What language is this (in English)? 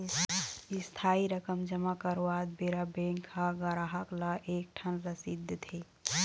Chhattisgarhi